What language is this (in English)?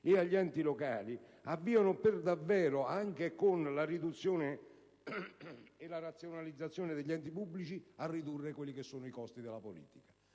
Italian